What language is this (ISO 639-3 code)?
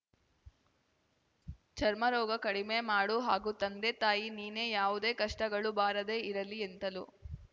kan